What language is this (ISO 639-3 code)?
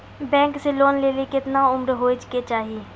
mai